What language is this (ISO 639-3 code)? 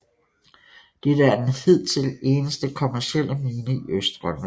dan